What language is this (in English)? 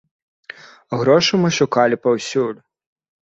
Belarusian